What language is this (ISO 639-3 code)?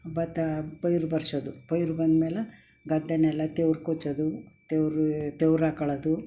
kan